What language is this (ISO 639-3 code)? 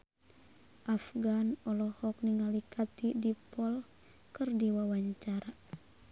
sun